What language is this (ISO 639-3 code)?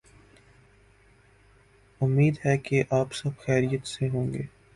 urd